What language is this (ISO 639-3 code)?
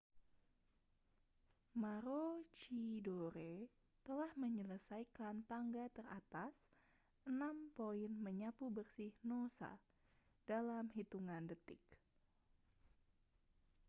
ind